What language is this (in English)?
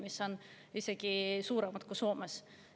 Estonian